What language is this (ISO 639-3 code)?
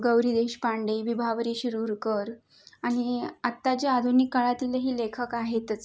mar